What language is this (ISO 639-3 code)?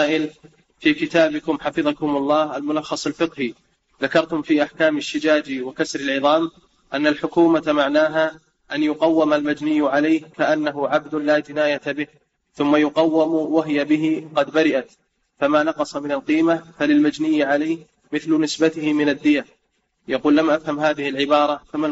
ara